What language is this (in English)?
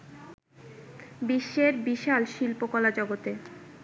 Bangla